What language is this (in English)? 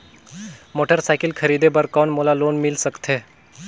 Chhattisgarhi